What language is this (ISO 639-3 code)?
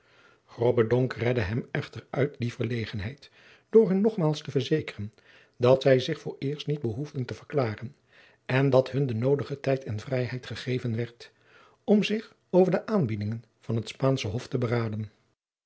nld